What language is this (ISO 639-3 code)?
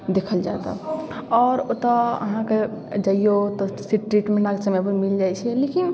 mai